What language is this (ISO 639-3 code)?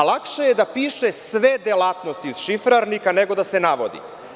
srp